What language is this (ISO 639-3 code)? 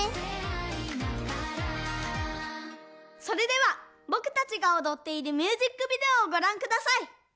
jpn